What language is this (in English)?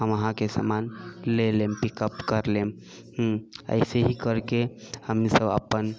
Maithili